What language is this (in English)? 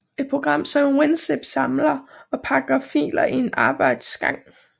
Danish